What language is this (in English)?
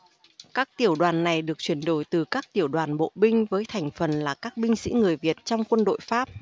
Vietnamese